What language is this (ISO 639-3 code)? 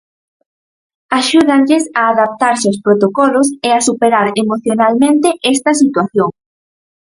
glg